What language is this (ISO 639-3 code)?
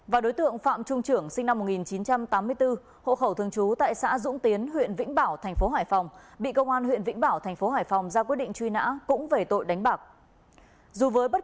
vie